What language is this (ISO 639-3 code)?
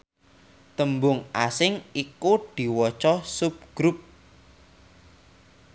jav